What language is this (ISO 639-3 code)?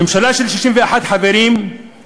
heb